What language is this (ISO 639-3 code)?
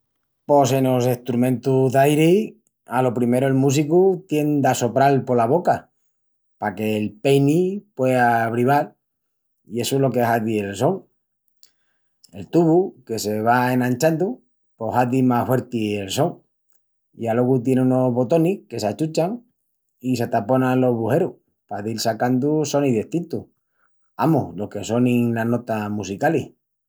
ext